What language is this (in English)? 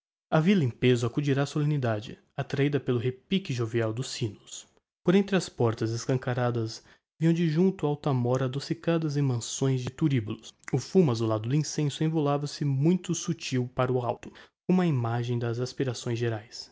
Portuguese